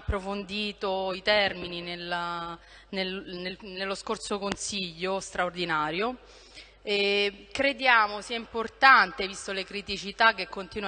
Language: Italian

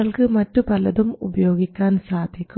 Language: Malayalam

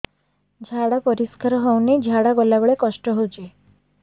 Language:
Odia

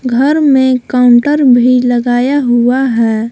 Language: Hindi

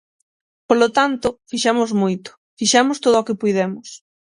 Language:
Galician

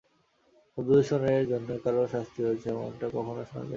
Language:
Bangla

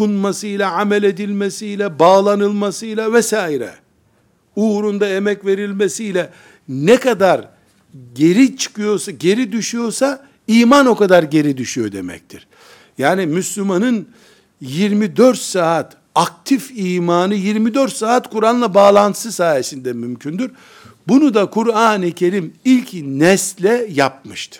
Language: Turkish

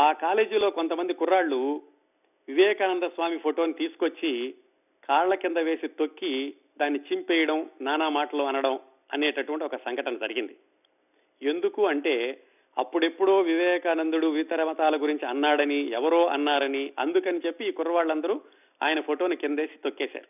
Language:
Telugu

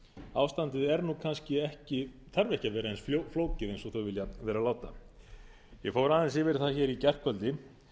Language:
Icelandic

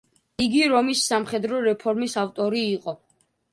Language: Georgian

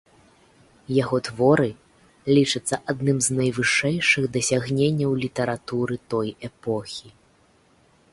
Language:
Belarusian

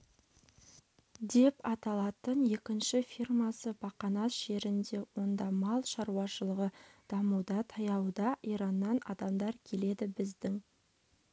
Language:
Kazakh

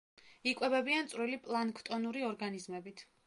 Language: Georgian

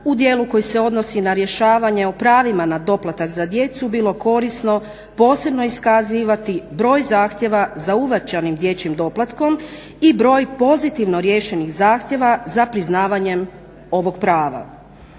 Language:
Croatian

